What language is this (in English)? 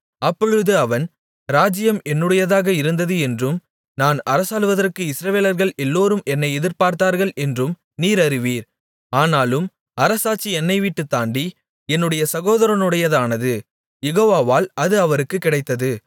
Tamil